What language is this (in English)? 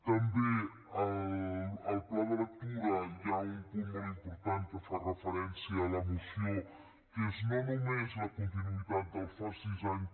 Catalan